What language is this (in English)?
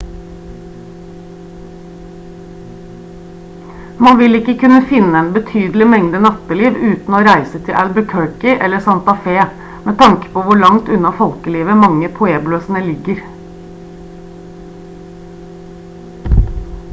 Norwegian Bokmål